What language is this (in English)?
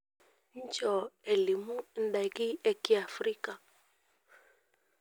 Masai